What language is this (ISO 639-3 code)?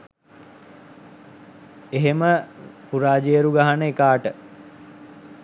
sin